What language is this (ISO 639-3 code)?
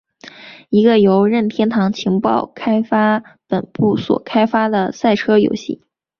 zho